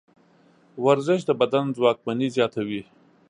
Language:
Pashto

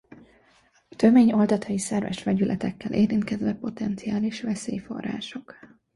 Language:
Hungarian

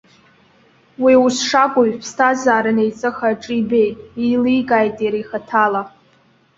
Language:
Abkhazian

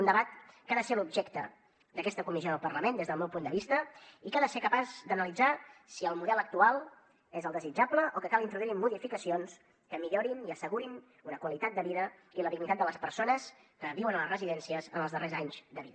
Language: Catalan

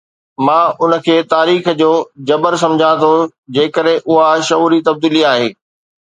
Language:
Sindhi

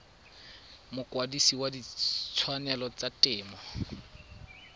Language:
Tswana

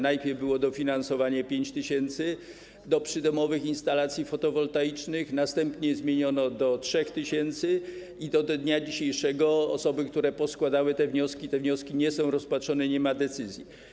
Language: Polish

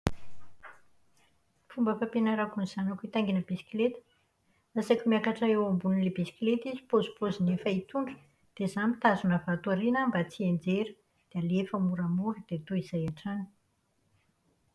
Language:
Malagasy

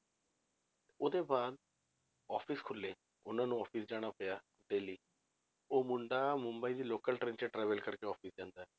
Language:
Punjabi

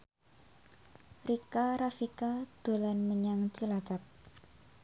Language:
Javanese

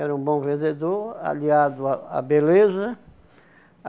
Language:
Portuguese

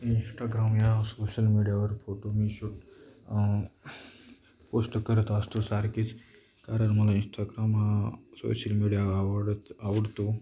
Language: Marathi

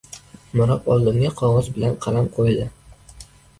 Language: Uzbek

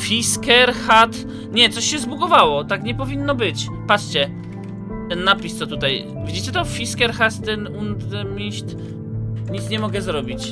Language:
Polish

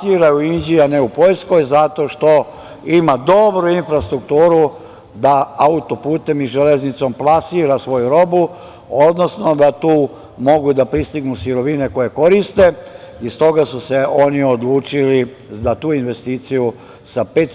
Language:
Serbian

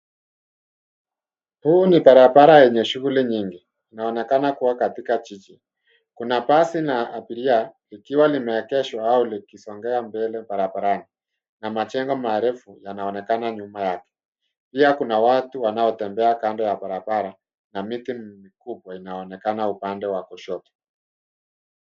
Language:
Swahili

